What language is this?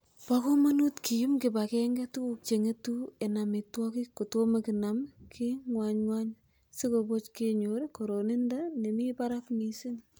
Kalenjin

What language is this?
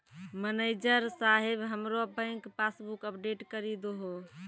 Maithili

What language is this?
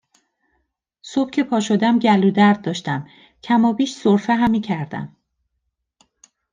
Persian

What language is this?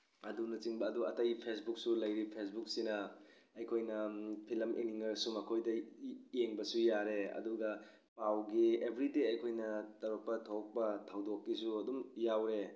Manipuri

